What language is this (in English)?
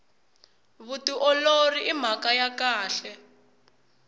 Tsonga